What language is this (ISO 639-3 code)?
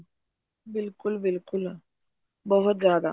pan